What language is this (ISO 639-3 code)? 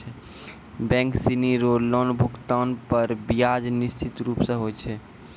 mai